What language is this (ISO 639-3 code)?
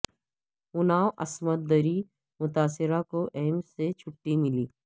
urd